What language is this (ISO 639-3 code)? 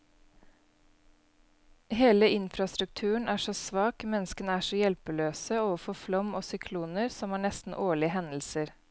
nor